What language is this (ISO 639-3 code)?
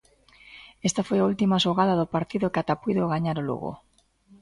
glg